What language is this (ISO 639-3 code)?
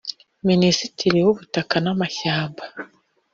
kin